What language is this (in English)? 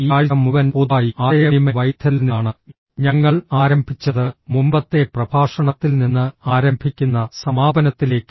Malayalam